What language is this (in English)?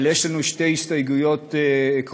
Hebrew